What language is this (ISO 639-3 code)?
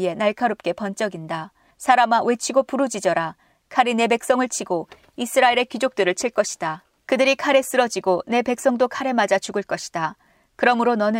kor